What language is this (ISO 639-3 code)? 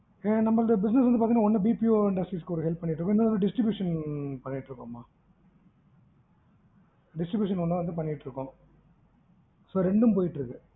tam